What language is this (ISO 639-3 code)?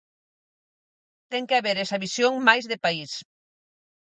glg